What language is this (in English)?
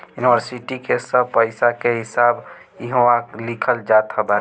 Bhojpuri